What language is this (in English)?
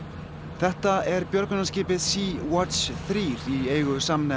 Icelandic